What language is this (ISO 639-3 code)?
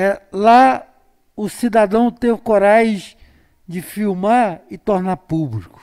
por